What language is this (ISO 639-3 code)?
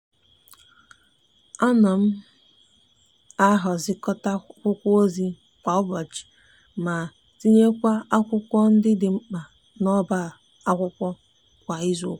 ibo